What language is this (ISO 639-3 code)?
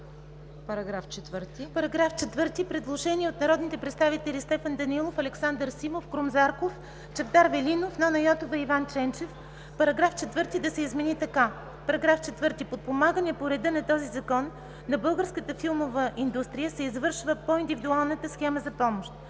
bul